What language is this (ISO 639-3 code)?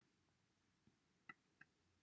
cym